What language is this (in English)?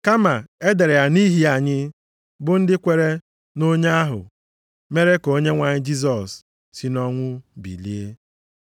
Igbo